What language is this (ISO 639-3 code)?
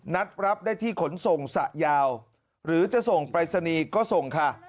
tha